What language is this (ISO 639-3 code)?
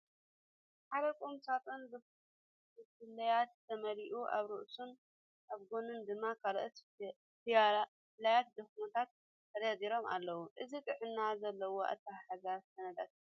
tir